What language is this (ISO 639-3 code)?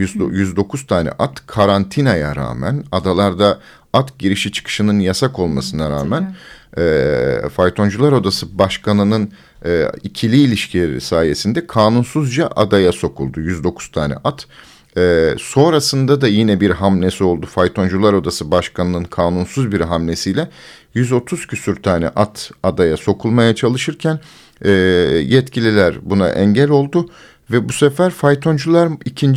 tur